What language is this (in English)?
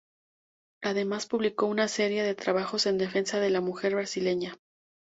Spanish